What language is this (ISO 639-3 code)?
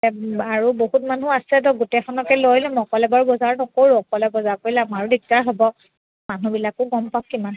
asm